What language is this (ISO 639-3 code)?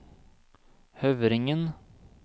nor